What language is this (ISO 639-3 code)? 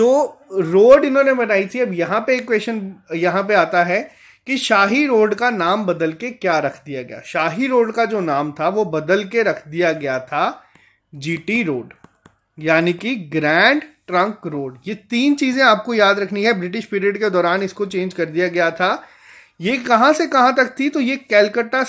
hin